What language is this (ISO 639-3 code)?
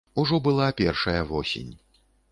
bel